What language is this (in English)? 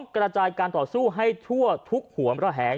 Thai